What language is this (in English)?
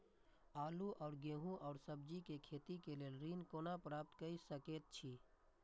Maithili